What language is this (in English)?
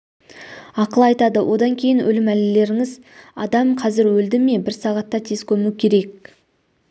Kazakh